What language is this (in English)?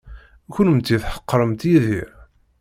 Kabyle